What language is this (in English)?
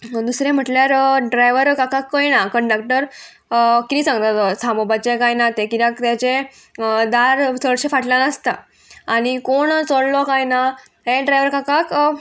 Konkani